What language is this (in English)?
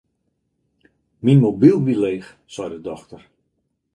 Western Frisian